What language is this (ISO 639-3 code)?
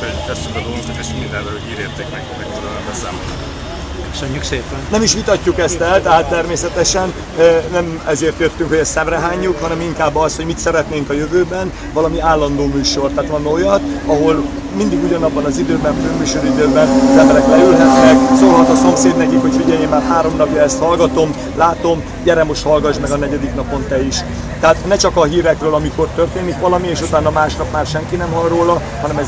hun